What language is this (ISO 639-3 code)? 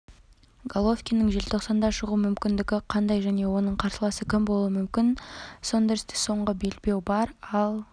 kaz